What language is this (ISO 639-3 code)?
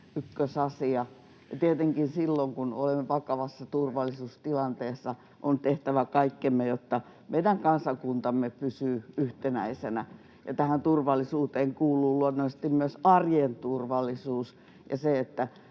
fin